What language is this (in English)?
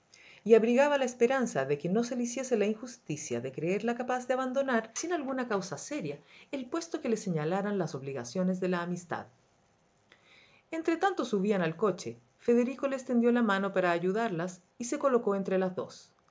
Spanish